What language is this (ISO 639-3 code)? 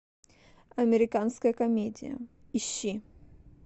rus